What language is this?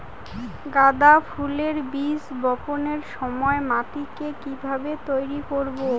Bangla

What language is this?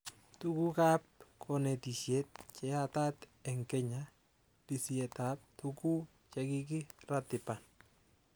Kalenjin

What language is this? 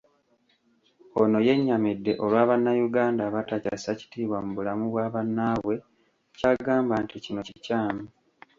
Ganda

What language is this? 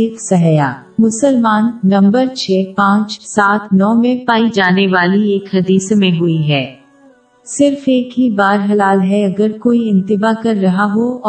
Urdu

